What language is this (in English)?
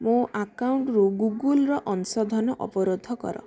Odia